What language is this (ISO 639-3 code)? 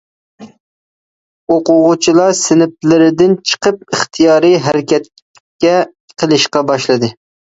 uig